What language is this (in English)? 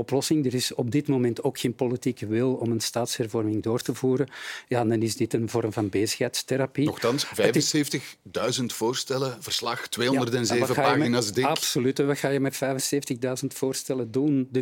Dutch